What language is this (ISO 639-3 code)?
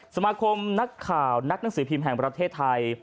tha